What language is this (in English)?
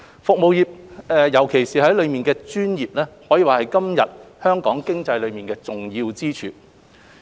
Cantonese